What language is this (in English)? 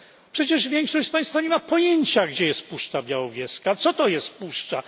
Polish